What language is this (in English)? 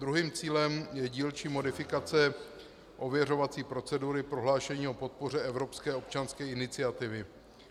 Czech